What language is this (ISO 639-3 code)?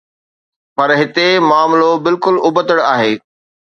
snd